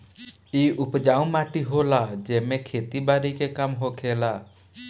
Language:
Bhojpuri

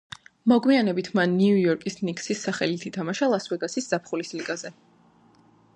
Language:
Georgian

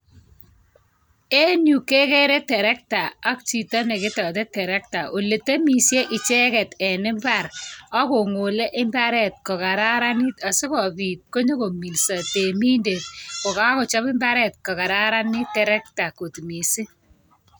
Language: Kalenjin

